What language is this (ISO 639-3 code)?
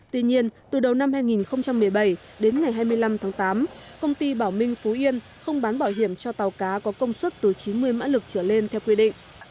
vie